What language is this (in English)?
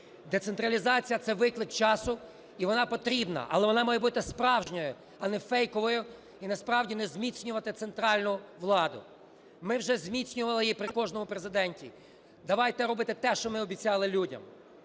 Ukrainian